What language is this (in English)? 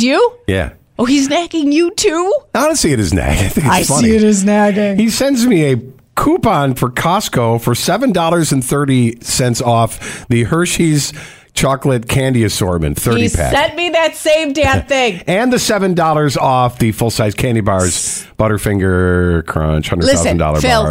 English